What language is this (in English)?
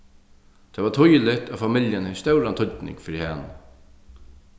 Faroese